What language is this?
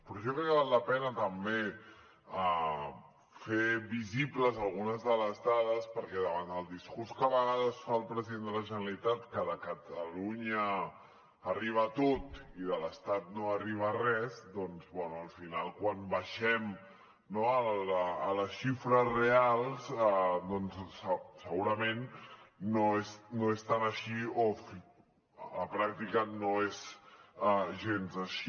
Catalan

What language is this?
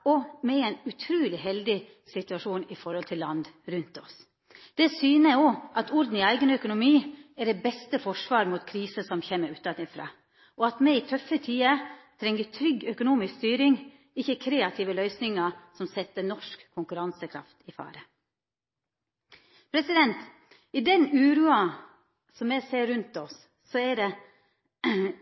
Norwegian Nynorsk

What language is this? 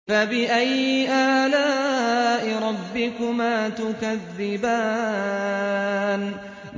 Arabic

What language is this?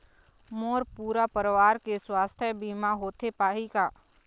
Chhattisgarhi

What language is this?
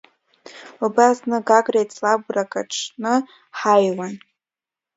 Abkhazian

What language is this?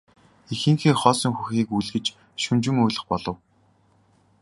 Mongolian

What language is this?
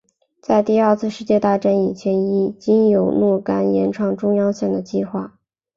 Chinese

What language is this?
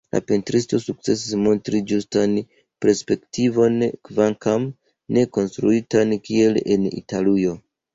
Esperanto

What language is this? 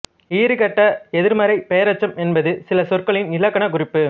Tamil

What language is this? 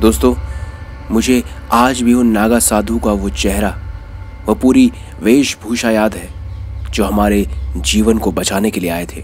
Hindi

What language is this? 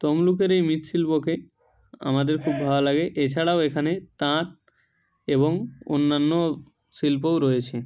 Bangla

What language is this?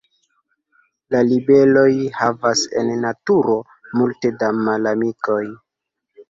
Esperanto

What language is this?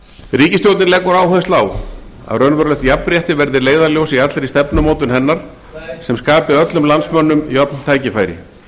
Icelandic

